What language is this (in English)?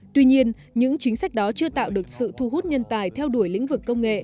Vietnamese